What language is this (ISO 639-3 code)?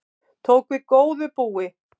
isl